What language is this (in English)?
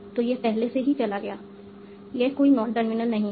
Hindi